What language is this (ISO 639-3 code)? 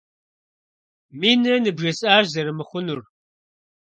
kbd